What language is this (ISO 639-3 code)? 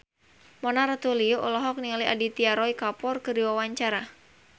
sun